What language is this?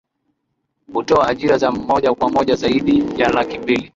Swahili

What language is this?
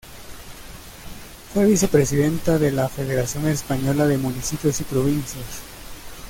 Spanish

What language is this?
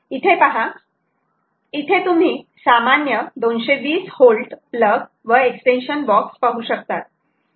Marathi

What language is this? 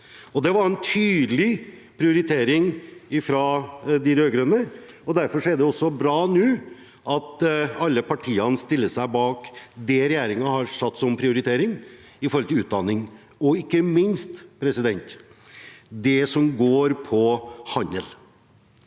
Norwegian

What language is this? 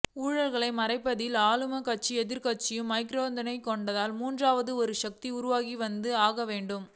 Tamil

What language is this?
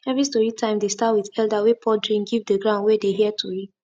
Nigerian Pidgin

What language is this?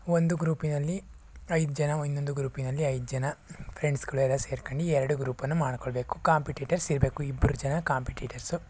Kannada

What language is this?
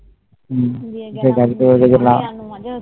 Bangla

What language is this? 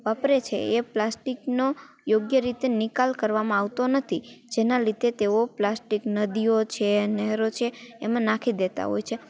Gujarati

